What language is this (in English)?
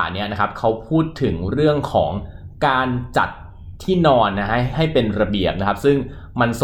Thai